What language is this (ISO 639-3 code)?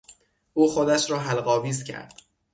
fas